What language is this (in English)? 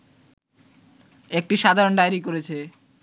Bangla